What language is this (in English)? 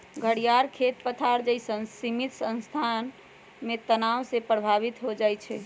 Magahi